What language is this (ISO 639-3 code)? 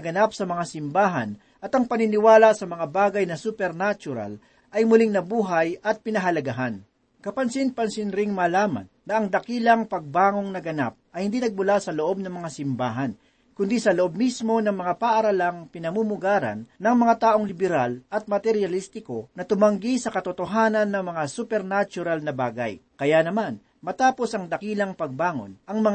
fil